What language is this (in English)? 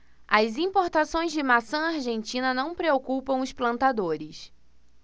Portuguese